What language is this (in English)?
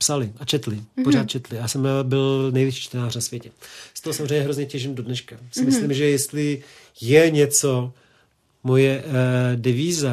Czech